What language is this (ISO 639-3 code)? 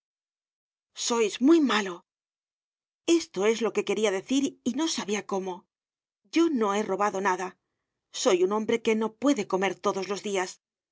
spa